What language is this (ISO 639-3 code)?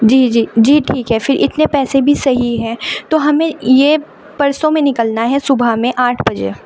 urd